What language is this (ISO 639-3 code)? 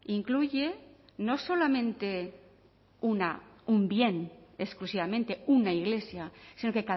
spa